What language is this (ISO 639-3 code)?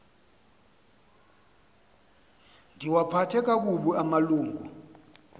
xho